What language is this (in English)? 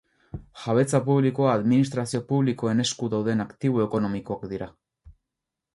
Basque